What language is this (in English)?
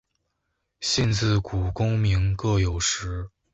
Chinese